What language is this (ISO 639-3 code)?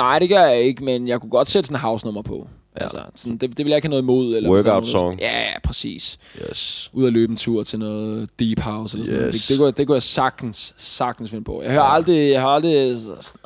dan